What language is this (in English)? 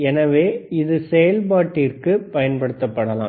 Tamil